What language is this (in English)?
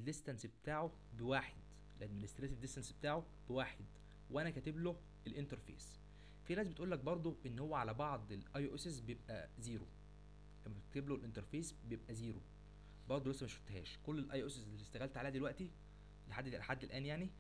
Arabic